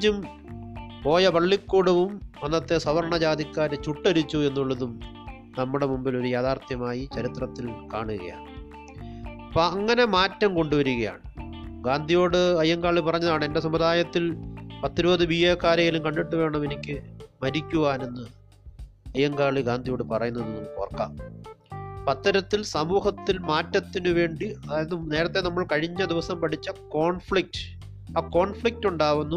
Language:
Malayalam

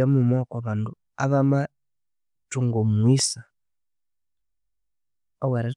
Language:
Konzo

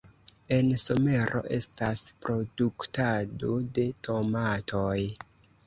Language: Esperanto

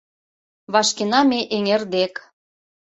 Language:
Mari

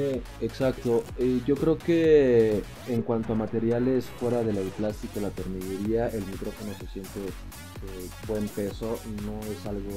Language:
Spanish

